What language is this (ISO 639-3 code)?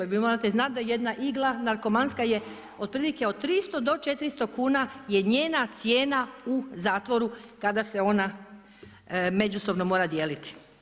hrv